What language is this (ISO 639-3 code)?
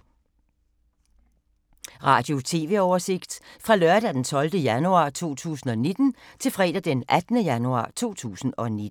dan